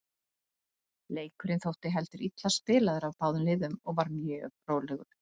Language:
Icelandic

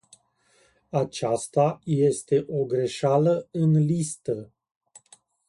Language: Romanian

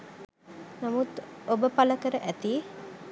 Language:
Sinhala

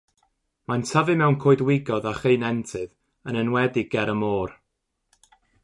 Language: Welsh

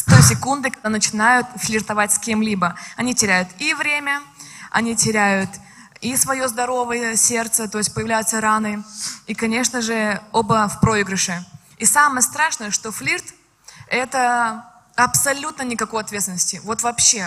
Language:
Russian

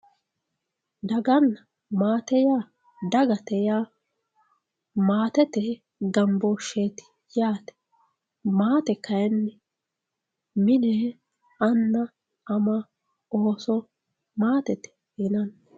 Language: Sidamo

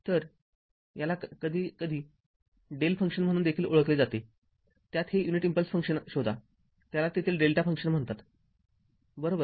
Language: Marathi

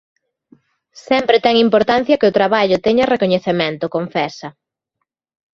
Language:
Galician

